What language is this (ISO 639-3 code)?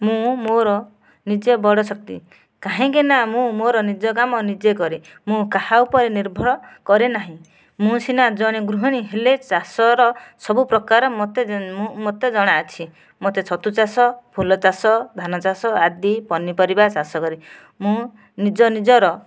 ori